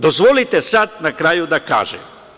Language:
Serbian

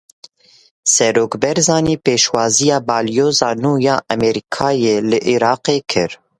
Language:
Kurdish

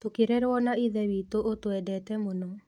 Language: Kikuyu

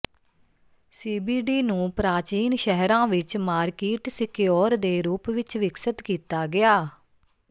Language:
Punjabi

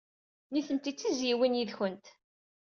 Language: Kabyle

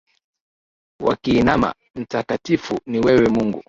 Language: Swahili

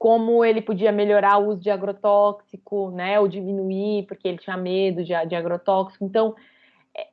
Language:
Portuguese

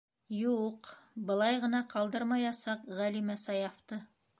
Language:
Bashkir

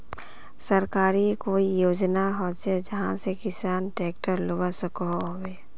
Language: Magahi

